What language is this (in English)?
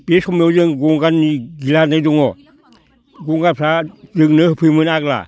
Bodo